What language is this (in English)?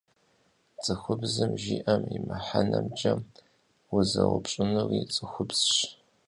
Kabardian